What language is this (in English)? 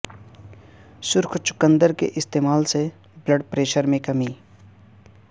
Urdu